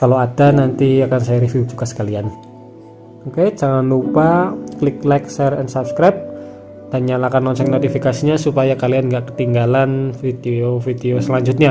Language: Indonesian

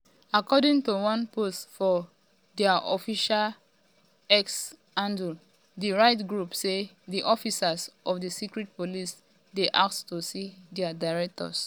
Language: Nigerian Pidgin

